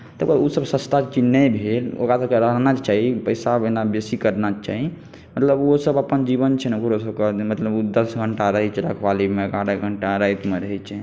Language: Maithili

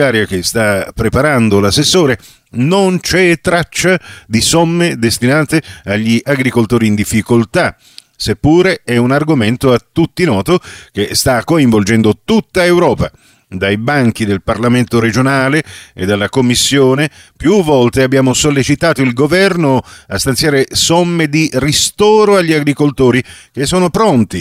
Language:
Italian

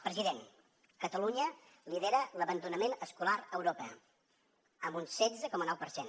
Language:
Catalan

